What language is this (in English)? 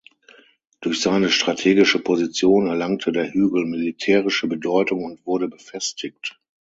German